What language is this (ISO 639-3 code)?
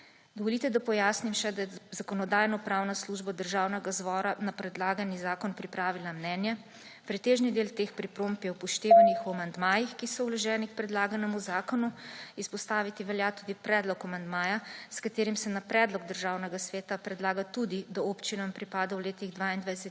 slv